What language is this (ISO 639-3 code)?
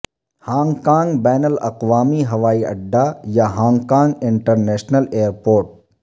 urd